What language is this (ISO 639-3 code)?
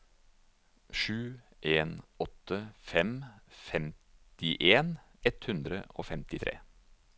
nor